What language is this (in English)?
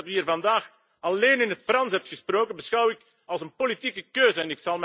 Dutch